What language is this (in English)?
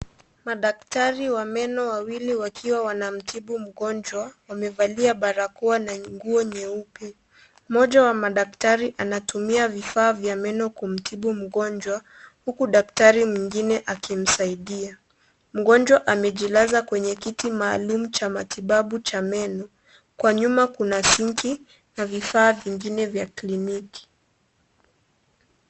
Swahili